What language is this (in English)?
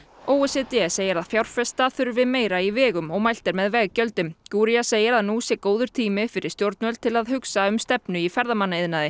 Icelandic